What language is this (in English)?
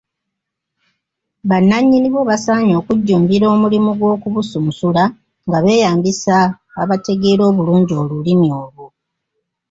Ganda